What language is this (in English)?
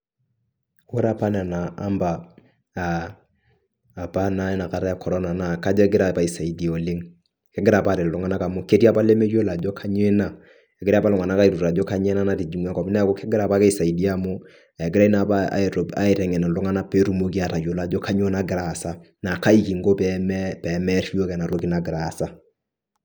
Masai